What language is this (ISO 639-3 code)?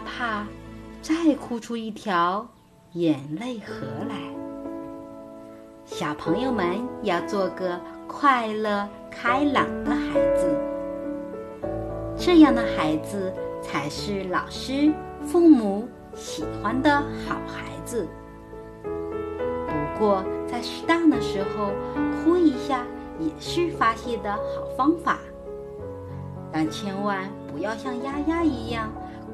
zho